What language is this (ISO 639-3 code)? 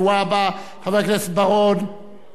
heb